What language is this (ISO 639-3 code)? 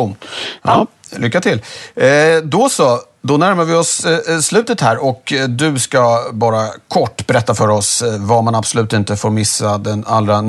swe